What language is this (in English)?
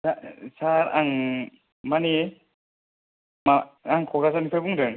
Bodo